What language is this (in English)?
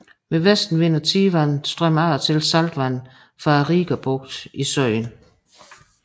Danish